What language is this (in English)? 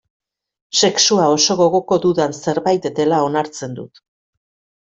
Basque